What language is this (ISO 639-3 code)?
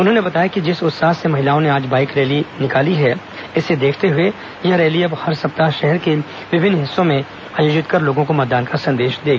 hin